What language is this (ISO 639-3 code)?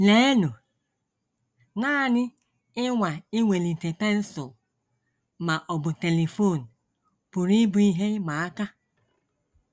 ibo